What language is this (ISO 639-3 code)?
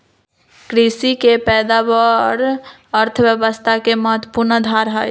mag